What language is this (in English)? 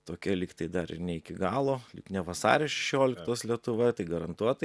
Lithuanian